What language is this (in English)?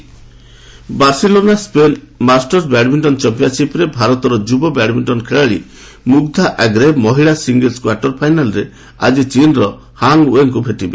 Odia